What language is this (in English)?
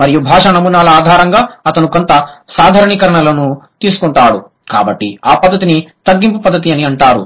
Telugu